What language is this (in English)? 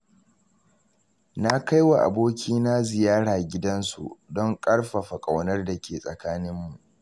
Hausa